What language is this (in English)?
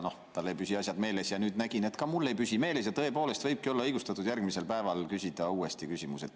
Estonian